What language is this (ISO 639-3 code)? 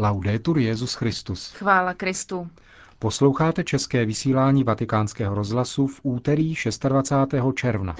ces